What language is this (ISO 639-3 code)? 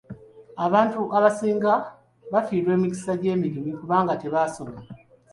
lug